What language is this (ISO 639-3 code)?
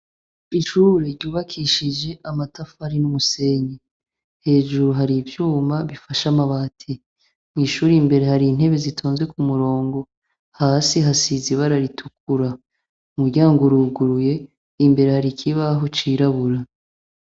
run